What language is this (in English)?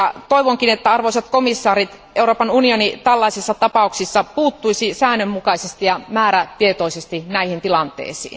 Finnish